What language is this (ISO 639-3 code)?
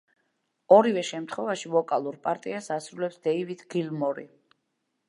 kat